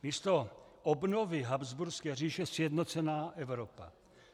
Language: Czech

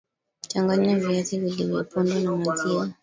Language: Swahili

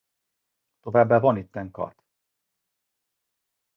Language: Hungarian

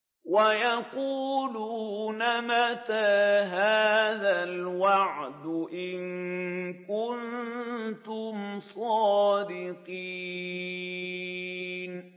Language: Arabic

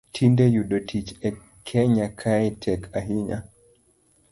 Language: Luo (Kenya and Tanzania)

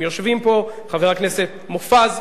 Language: Hebrew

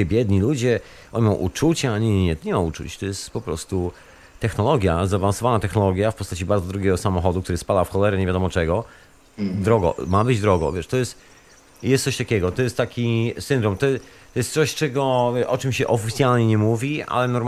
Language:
Polish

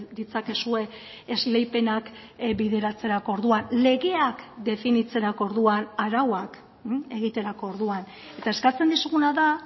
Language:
Basque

